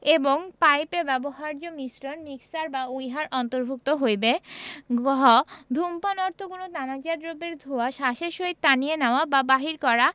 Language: Bangla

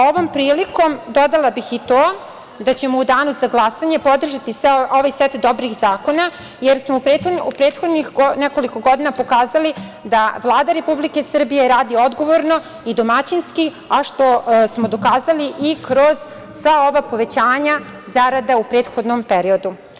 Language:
Serbian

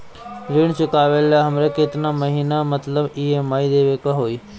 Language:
Bhojpuri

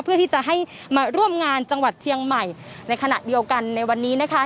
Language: Thai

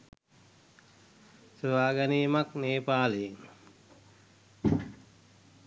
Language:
Sinhala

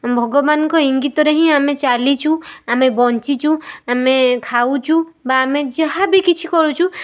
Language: Odia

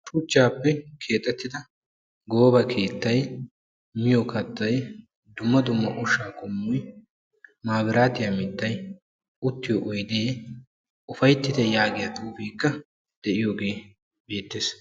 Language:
Wolaytta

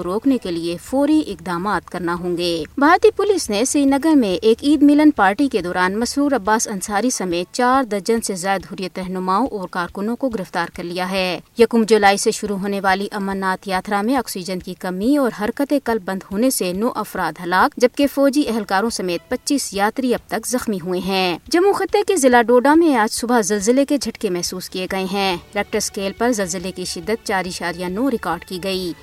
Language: Urdu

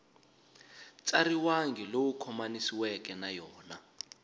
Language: Tsonga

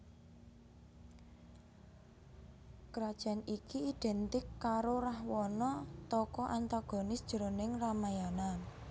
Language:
Javanese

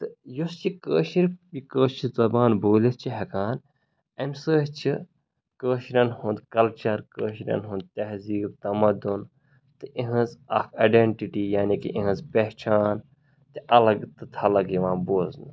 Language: Kashmiri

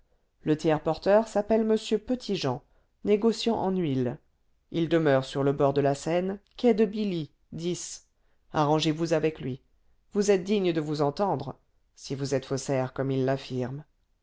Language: French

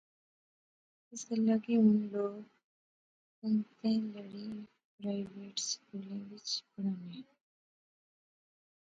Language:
Pahari-Potwari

